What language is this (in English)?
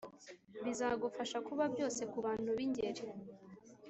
Kinyarwanda